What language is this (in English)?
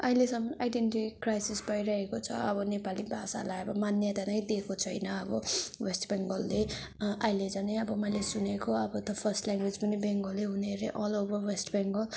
Nepali